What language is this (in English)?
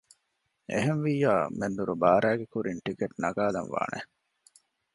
Divehi